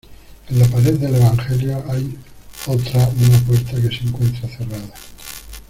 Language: Spanish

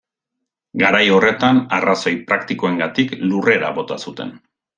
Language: Basque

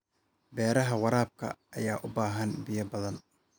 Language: Somali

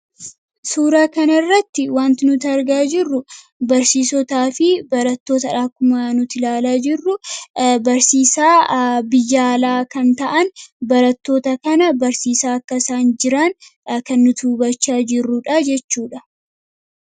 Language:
Oromo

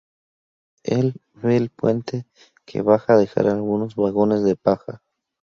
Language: Spanish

